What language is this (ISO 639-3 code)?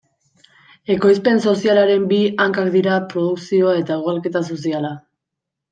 eus